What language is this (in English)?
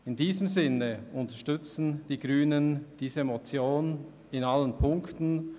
Swiss German